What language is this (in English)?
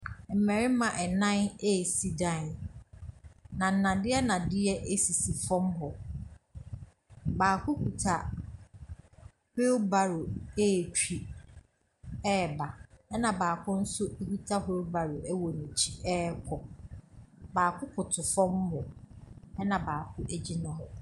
Akan